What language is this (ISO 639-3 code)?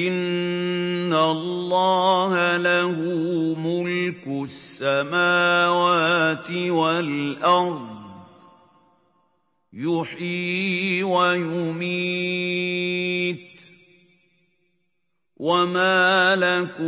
ara